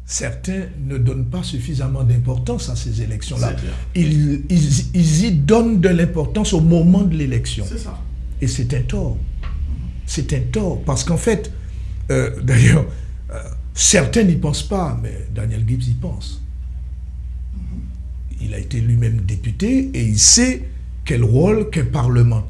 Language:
French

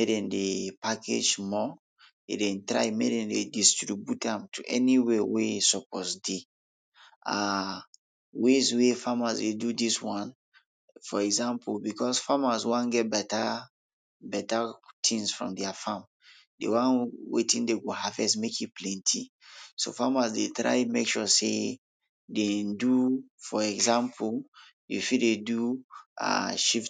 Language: Nigerian Pidgin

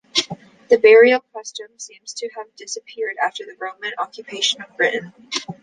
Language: English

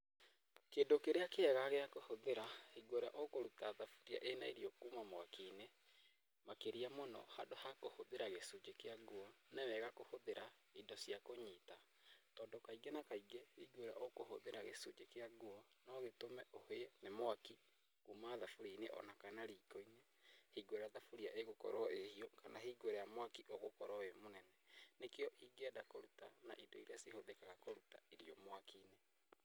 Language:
Kikuyu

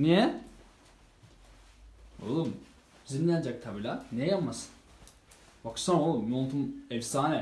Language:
Turkish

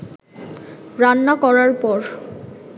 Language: Bangla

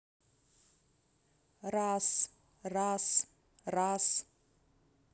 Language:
Russian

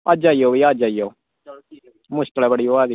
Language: Dogri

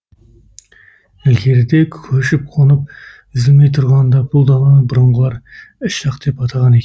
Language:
Kazakh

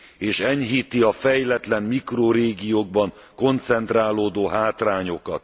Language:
Hungarian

